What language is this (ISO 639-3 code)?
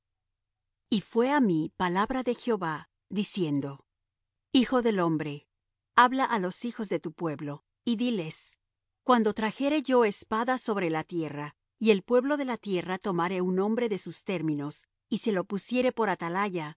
spa